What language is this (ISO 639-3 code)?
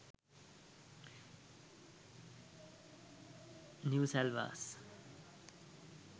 sin